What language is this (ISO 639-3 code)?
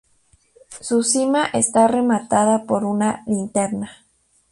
spa